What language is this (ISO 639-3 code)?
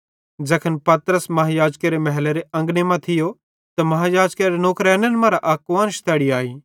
bhd